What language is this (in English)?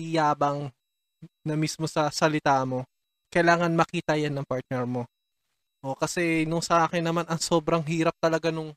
Filipino